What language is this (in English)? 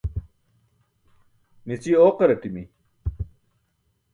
Burushaski